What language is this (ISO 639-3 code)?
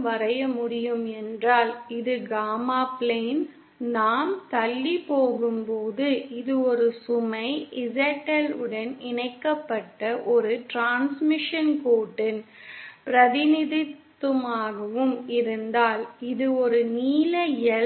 tam